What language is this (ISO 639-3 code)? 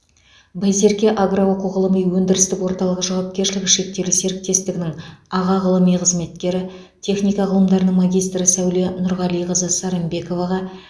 kaz